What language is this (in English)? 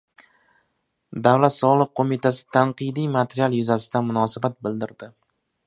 Uzbek